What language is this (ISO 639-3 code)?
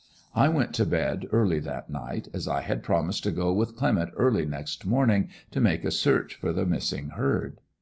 eng